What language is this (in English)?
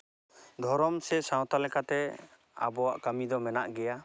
Santali